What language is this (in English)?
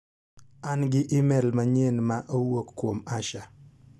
Luo (Kenya and Tanzania)